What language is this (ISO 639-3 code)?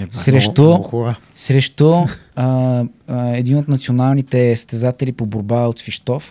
bul